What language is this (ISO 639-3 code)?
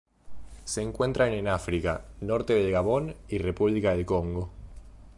spa